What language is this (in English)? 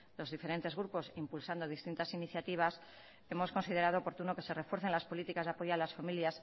Spanish